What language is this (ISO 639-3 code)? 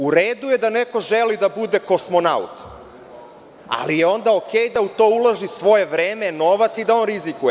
srp